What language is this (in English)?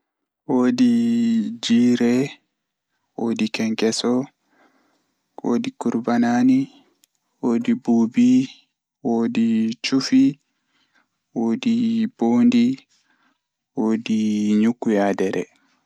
Fula